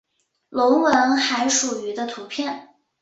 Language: Chinese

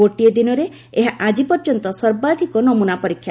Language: Odia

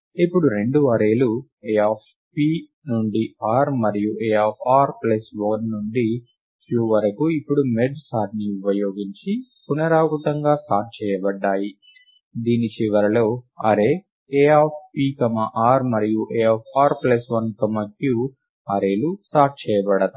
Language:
Telugu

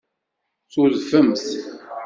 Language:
Kabyle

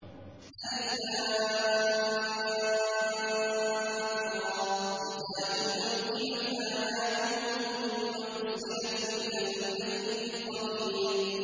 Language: Arabic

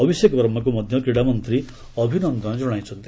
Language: Odia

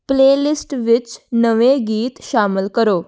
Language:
Punjabi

